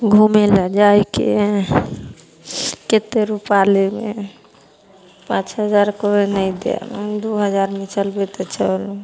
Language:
Maithili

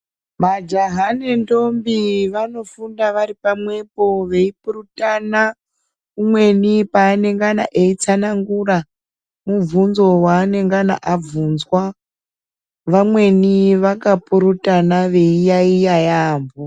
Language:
Ndau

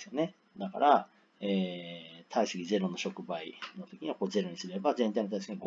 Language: Japanese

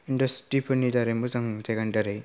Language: Bodo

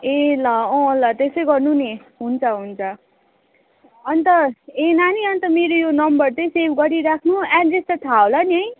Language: Nepali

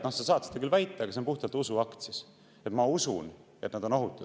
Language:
Estonian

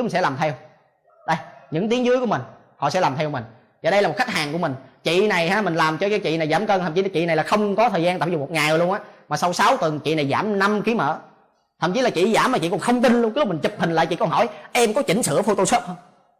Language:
Vietnamese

